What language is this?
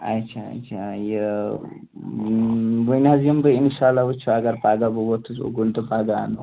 Kashmiri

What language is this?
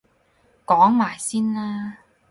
Cantonese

